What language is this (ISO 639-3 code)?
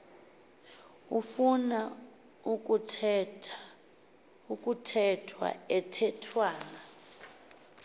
xho